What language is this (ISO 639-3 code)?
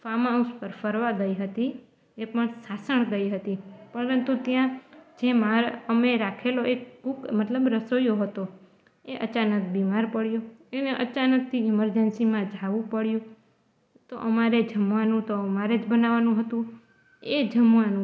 guj